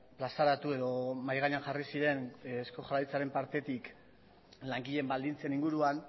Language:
Basque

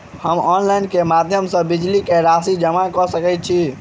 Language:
Maithili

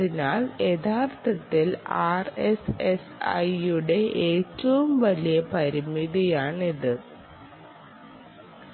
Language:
Malayalam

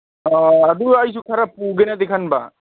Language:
Manipuri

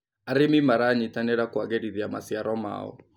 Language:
Kikuyu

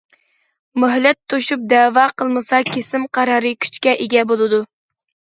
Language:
Uyghur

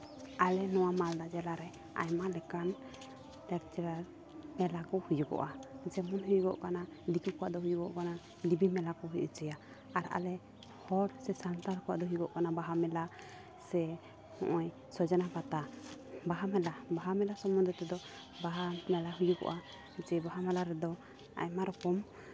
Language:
Santali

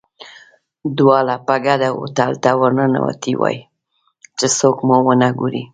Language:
Pashto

